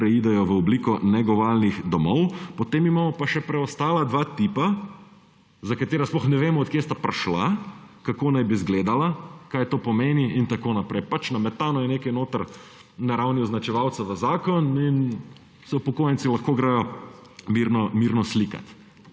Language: Slovenian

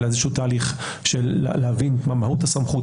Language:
Hebrew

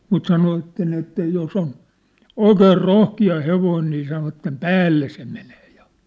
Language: Finnish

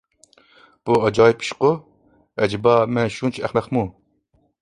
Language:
Uyghur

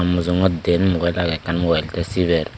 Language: Chakma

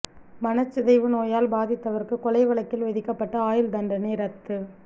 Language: Tamil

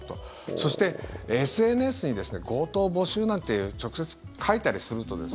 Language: Japanese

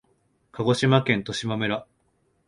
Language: Japanese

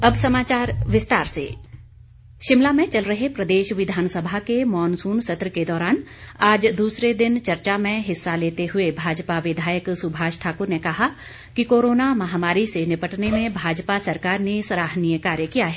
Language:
Hindi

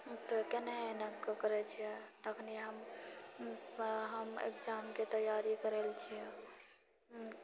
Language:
Maithili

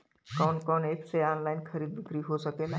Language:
Bhojpuri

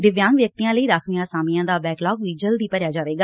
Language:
Punjabi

